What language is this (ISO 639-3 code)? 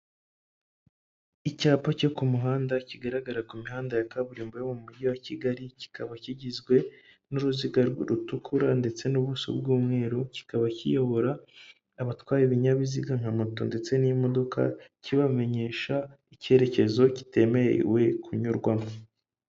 kin